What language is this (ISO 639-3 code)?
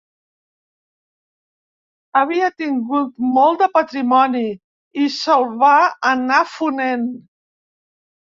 cat